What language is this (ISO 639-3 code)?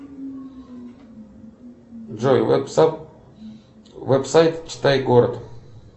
rus